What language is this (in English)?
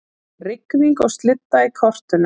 Icelandic